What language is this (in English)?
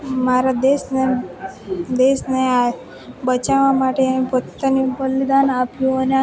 Gujarati